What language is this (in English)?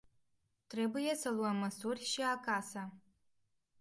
Romanian